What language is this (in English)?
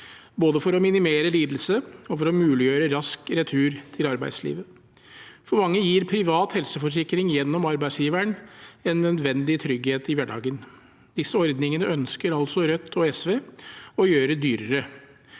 Norwegian